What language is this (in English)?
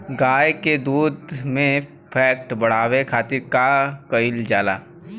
Bhojpuri